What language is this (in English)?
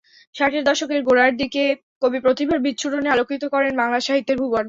Bangla